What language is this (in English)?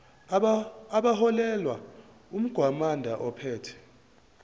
Zulu